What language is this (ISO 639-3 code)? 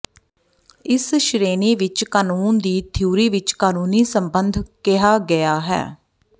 pan